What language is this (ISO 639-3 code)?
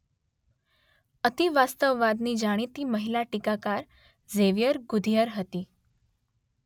guj